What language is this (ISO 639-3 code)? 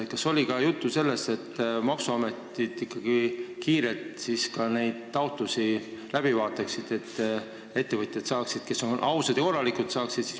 est